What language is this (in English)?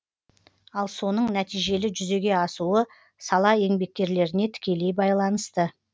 Kazakh